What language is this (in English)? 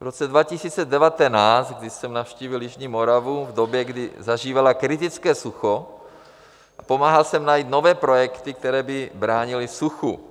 Czech